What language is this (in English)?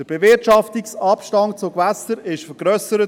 Swiss German